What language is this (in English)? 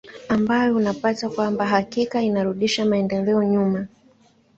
Swahili